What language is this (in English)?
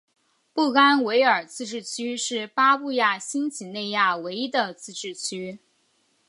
Chinese